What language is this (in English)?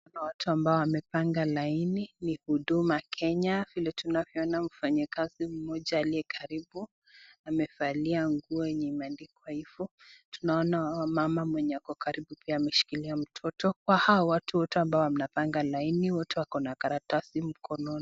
Swahili